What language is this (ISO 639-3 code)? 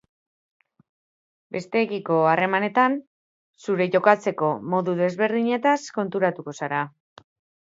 eus